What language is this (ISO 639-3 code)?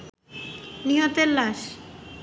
ben